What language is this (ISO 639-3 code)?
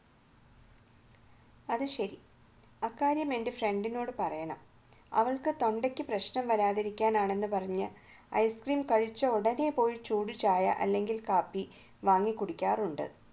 mal